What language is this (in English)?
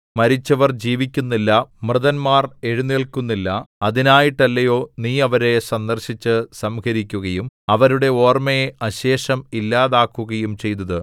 Malayalam